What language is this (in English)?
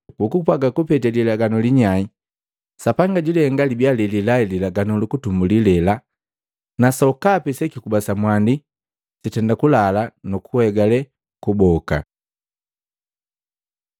Matengo